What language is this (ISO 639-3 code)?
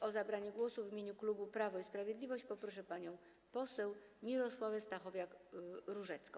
pol